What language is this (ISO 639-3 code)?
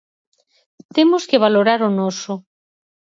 glg